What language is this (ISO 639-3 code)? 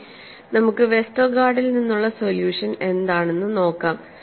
mal